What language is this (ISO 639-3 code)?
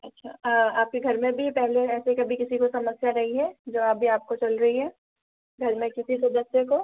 hin